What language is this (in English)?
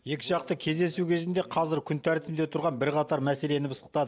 Kazakh